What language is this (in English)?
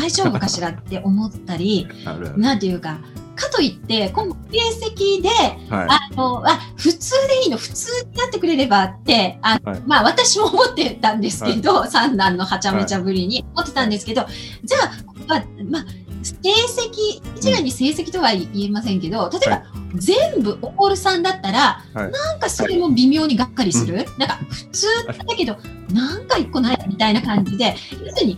Japanese